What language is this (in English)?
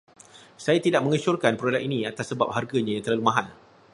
Malay